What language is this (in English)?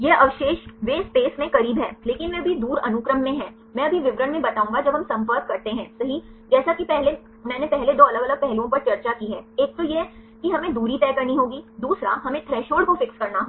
Hindi